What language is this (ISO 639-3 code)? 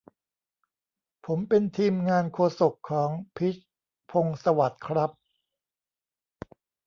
tha